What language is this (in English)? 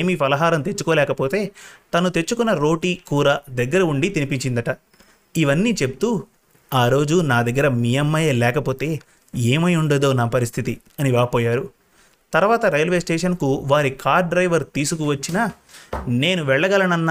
Telugu